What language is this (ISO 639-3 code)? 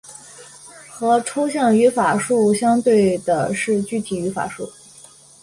zho